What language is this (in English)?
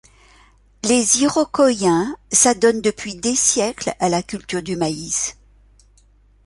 French